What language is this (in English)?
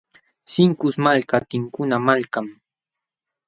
Jauja Wanca Quechua